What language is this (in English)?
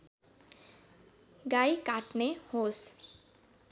Nepali